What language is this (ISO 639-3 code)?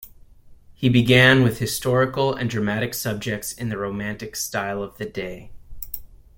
eng